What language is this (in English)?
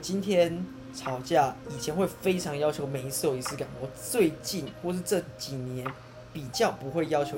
Chinese